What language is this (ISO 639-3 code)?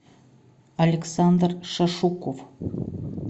rus